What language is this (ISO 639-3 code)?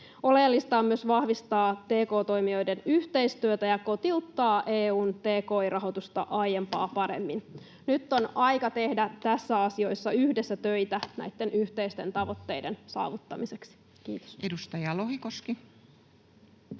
fin